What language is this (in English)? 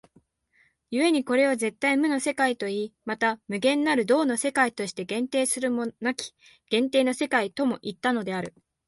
Japanese